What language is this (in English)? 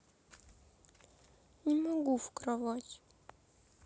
Russian